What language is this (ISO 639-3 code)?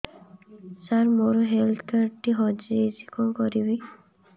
ori